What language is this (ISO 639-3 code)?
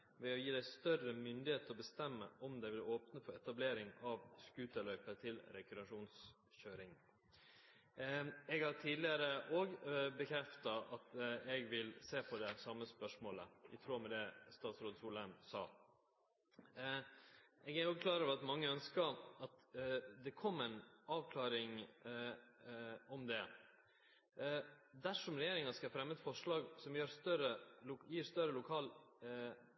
nno